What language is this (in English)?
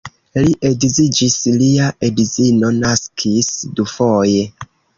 Esperanto